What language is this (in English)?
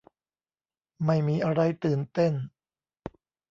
Thai